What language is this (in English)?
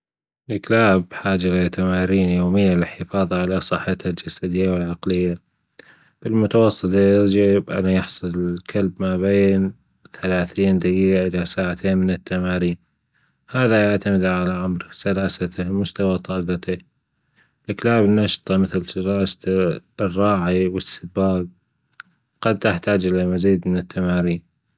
Gulf Arabic